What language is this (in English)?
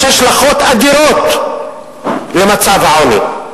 Hebrew